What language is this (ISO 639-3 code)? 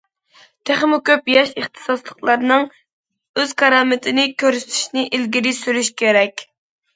uig